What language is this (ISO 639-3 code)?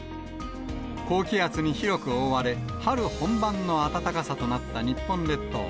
jpn